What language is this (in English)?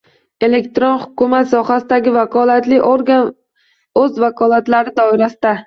Uzbek